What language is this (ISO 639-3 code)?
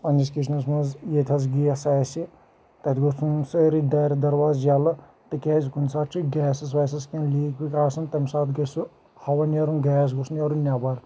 kas